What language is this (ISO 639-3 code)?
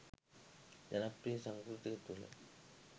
sin